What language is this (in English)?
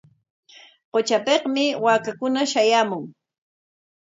Corongo Ancash Quechua